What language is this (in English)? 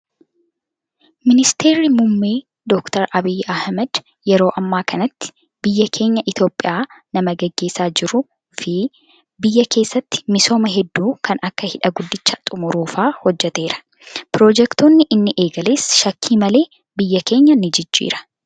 Oromo